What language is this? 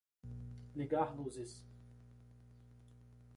Portuguese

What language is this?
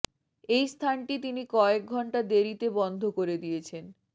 Bangla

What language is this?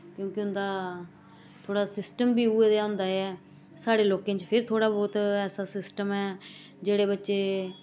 Dogri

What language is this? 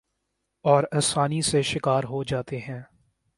Urdu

